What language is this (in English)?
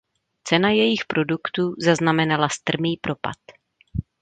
Czech